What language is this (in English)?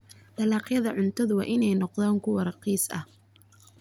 Somali